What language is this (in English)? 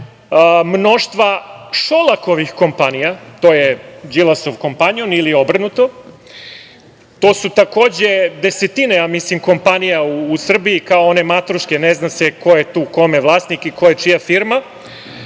Serbian